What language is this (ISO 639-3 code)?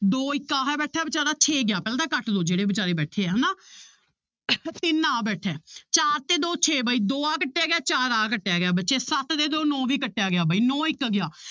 pan